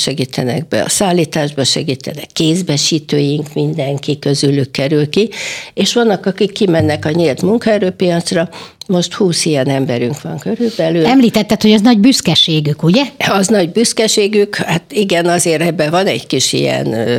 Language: Hungarian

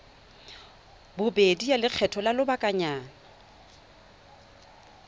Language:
Tswana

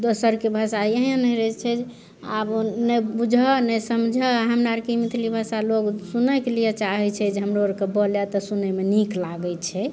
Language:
Maithili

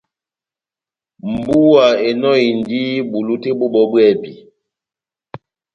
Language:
Batanga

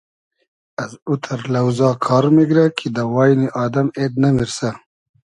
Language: Hazaragi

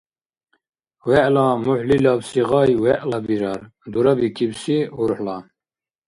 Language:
Dargwa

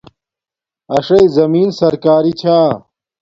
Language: Domaaki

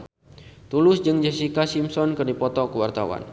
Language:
Sundanese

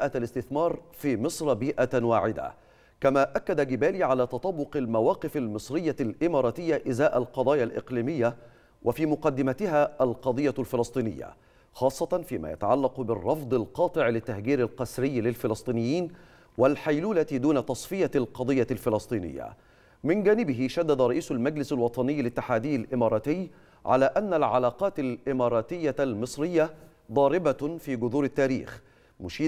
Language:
Arabic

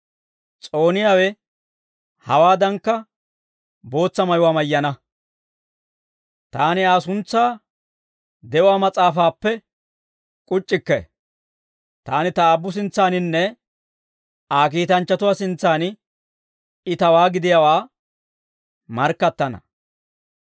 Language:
Dawro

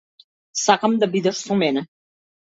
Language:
Macedonian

